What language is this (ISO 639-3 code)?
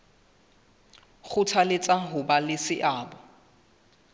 sot